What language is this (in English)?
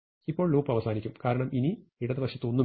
Malayalam